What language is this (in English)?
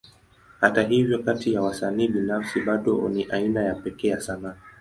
Swahili